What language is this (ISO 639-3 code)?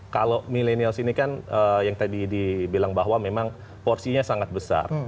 ind